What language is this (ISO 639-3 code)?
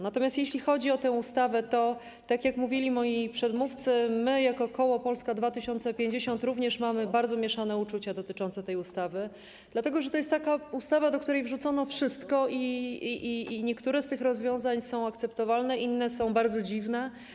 pol